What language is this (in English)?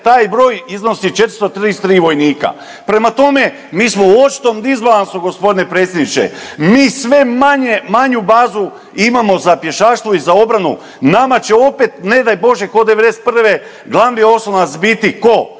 Croatian